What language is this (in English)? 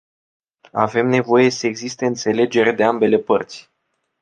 Romanian